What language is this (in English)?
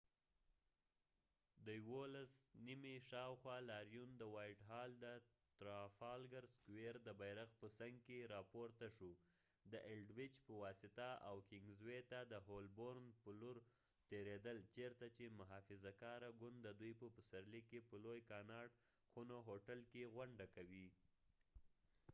Pashto